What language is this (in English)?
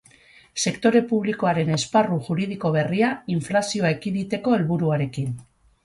Basque